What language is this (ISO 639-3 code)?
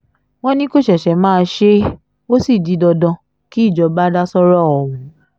yor